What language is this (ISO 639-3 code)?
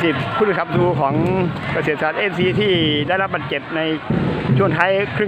tha